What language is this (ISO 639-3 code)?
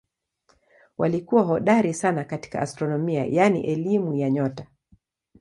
swa